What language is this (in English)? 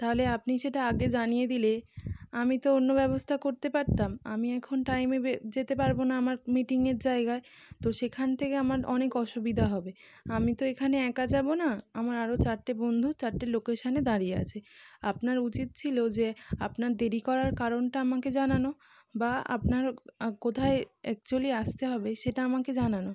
Bangla